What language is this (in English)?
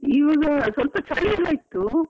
Kannada